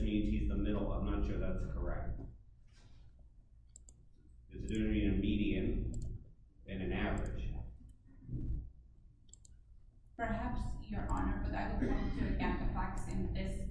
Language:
English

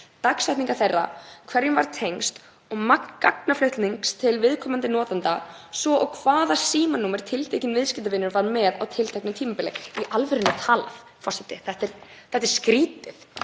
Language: Icelandic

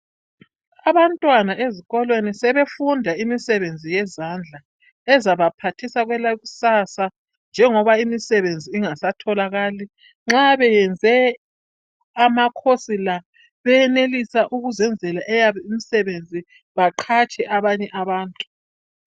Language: North Ndebele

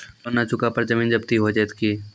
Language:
Maithili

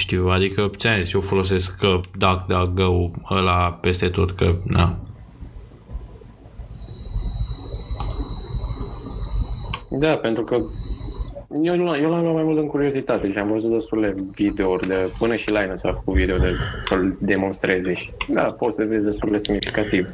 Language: Romanian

